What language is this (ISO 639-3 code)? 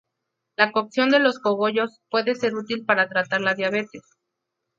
spa